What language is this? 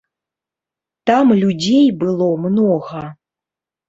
Belarusian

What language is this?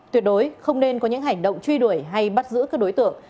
Vietnamese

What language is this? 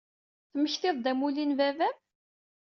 Kabyle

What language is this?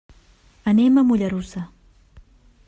Catalan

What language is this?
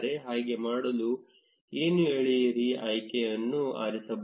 Kannada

